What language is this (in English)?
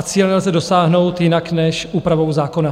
Czech